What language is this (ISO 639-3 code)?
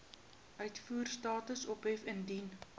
afr